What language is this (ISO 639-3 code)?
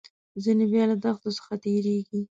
pus